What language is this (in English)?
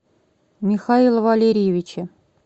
Russian